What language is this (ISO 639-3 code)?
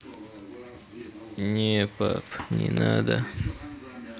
rus